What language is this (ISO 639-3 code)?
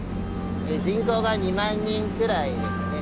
jpn